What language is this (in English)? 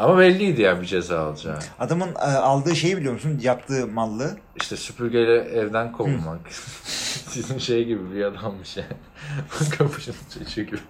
Turkish